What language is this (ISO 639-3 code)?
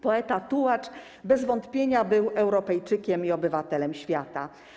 pol